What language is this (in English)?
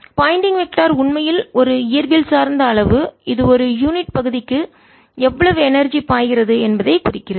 Tamil